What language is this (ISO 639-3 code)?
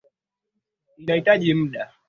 swa